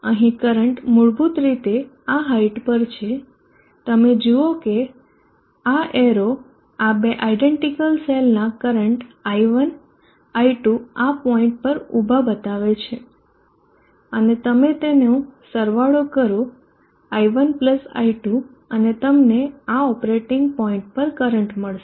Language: Gujarati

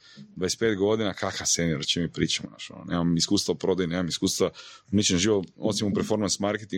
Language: Croatian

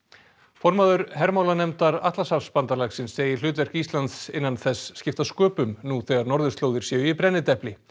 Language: Icelandic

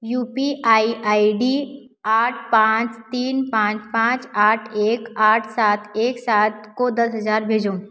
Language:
Hindi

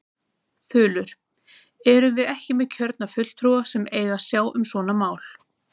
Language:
Icelandic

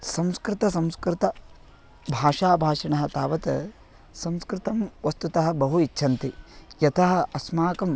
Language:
Sanskrit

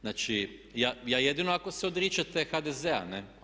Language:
Croatian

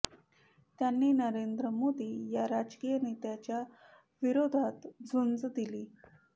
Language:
Marathi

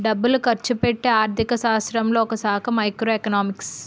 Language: Telugu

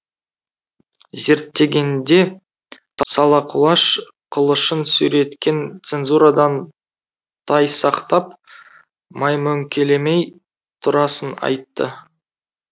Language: Kazakh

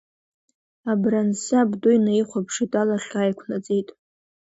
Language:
Abkhazian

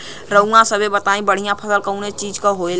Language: Bhojpuri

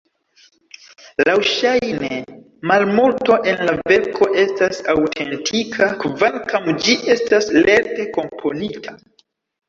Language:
Esperanto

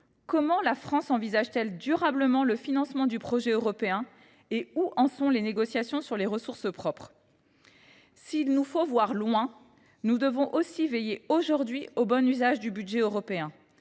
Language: French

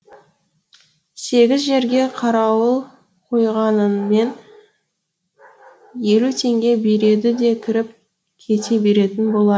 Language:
Kazakh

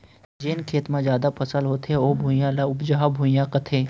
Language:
Chhattisgarhi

